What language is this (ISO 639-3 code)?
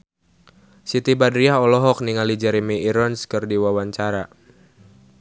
sun